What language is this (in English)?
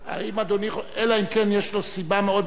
Hebrew